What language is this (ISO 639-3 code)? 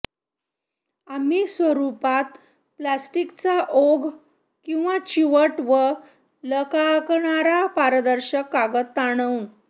mar